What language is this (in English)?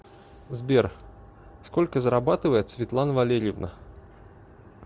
Russian